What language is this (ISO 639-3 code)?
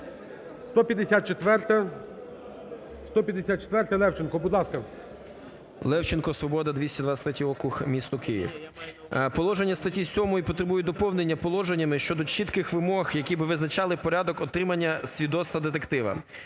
ukr